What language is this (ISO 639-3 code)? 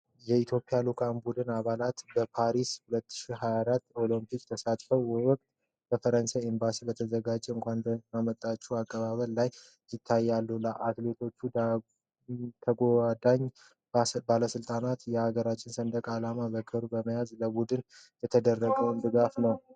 amh